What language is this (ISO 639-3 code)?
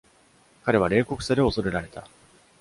jpn